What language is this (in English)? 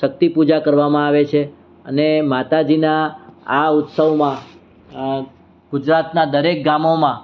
Gujarati